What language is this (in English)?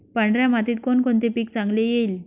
Marathi